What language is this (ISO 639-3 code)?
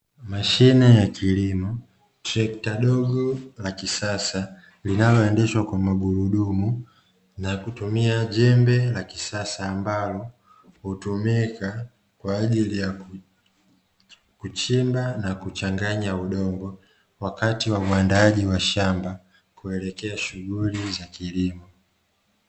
swa